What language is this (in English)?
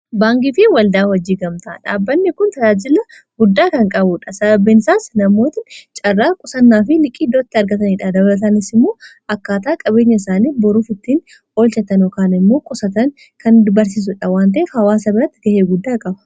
Oromo